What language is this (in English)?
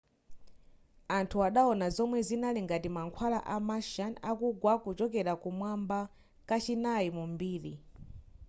Nyanja